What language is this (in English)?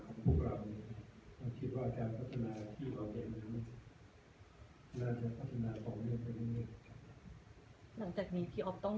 Thai